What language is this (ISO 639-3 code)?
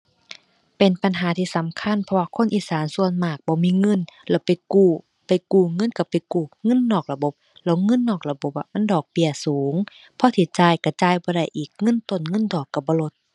tha